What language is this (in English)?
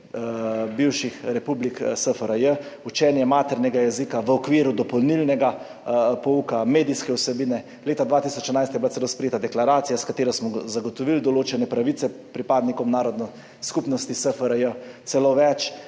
Slovenian